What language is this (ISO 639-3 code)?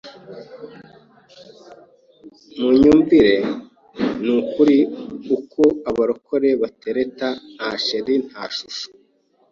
kin